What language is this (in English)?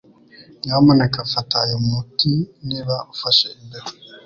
Kinyarwanda